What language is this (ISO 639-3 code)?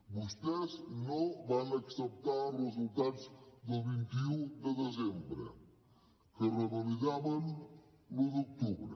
cat